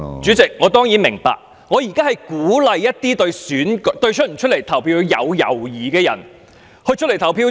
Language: Cantonese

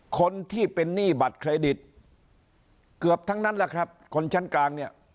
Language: Thai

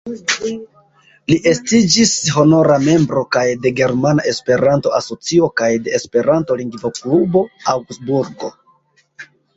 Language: Esperanto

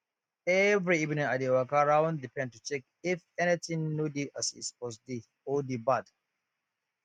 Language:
Nigerian Pidgin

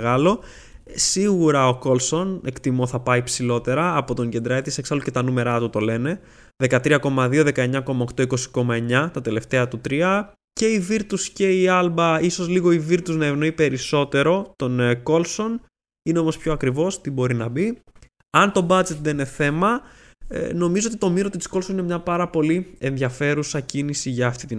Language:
Greek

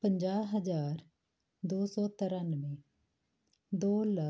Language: Punjabi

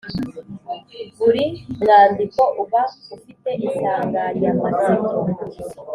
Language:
Kinyarwanda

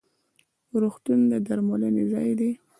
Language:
Pashto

